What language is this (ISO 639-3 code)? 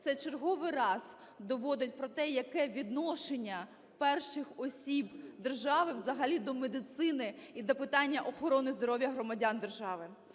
ukr